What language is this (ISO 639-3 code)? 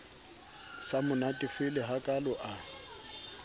sot